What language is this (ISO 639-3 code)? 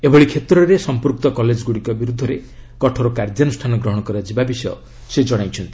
ori